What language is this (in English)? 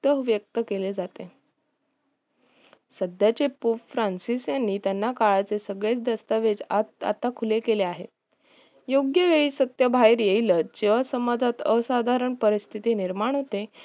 Marathi